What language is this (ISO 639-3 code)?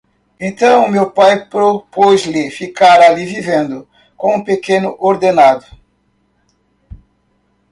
por